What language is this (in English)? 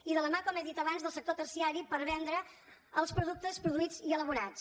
Catalan